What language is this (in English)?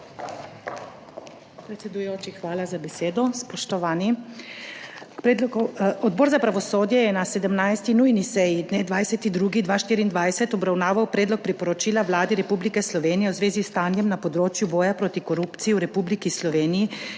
Slovenian